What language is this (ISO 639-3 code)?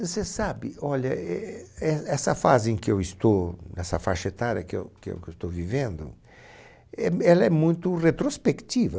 por